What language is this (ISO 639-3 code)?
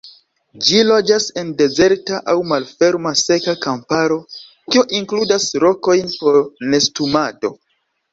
epo